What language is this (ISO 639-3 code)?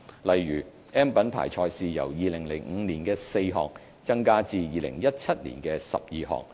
yue